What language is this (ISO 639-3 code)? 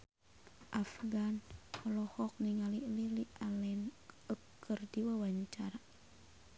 sun